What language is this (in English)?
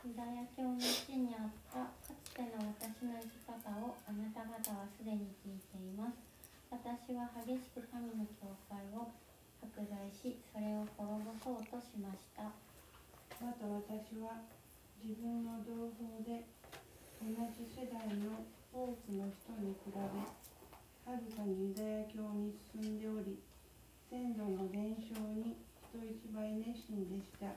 Japanese